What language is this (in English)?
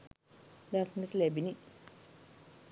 Sinhala